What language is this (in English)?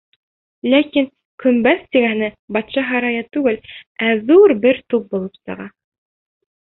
Bashkir